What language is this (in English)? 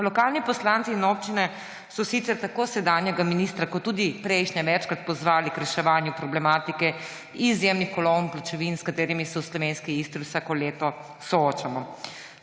Slovenian